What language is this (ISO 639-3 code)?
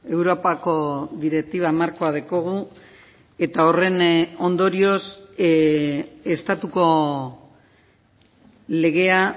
eus